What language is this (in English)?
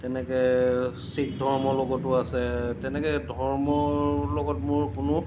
Assamese